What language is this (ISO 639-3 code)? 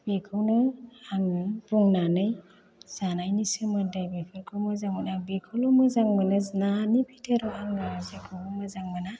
brx